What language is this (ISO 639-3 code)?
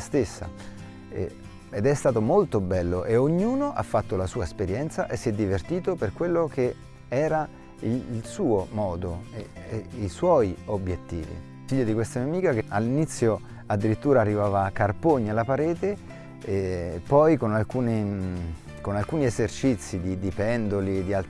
ita